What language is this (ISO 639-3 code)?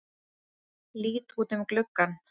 isl